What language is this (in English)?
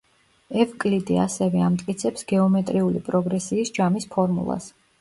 Georgian